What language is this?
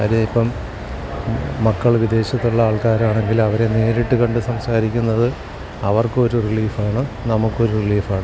Malayalam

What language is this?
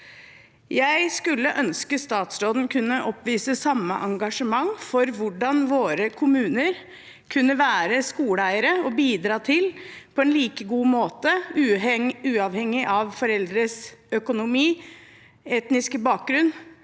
Norwegian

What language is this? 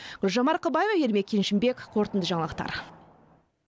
Kazakh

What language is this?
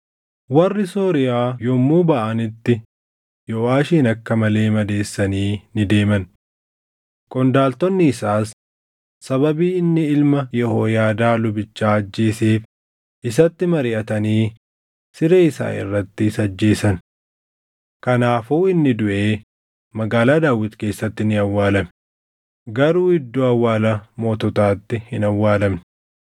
Oromo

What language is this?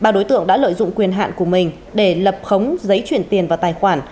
Vietnamese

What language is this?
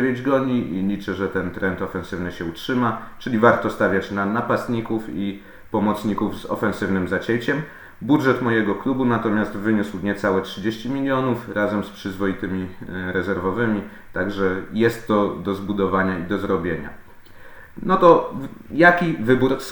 Polish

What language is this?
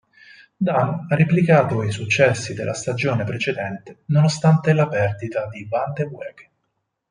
Italian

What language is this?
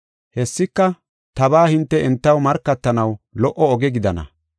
Gofa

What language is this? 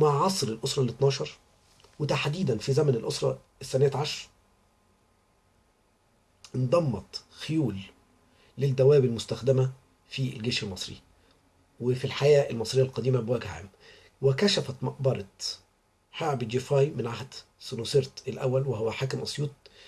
Arabic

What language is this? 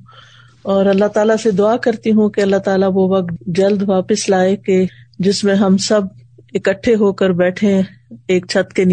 Urdu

